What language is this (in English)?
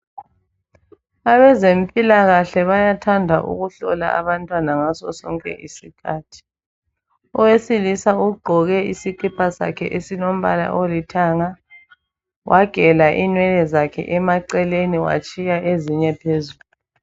North Ndebele